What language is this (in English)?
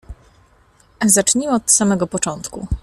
Polish